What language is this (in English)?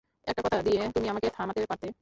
Bangla